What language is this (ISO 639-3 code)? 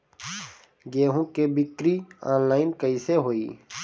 bho